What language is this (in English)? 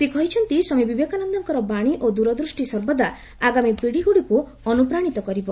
Odia